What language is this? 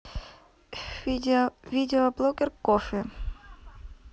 Russian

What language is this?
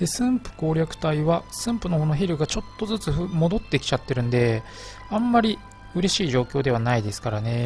Japanese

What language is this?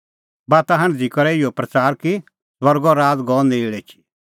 Kullu Pahari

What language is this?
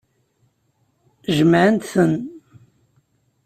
Kabyle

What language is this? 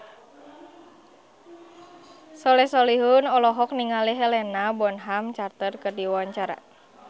Sundanese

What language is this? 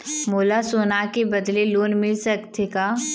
Chhattisgarhi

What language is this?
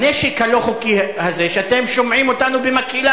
Hebrew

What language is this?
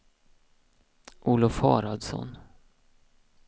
Swedish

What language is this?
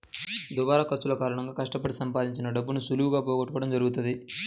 Telugu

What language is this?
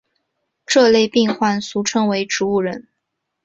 Chinese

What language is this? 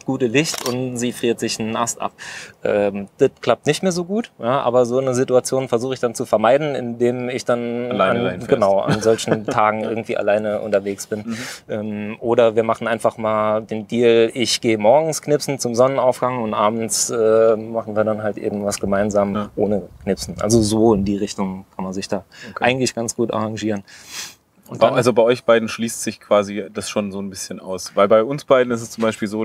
German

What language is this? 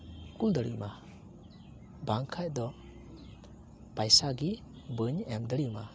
Santali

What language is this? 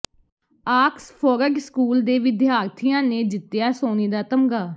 Punjabi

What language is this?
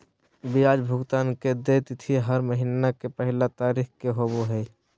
Magahi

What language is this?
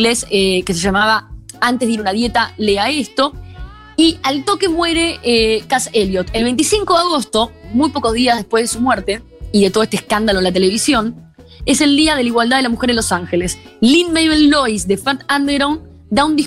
Spanish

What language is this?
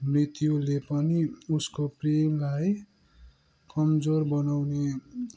Nepali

